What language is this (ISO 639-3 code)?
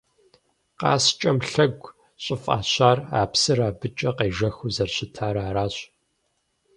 kbd